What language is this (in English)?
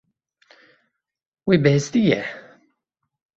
Kurdish